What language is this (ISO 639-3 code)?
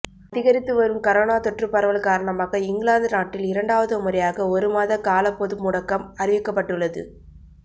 tam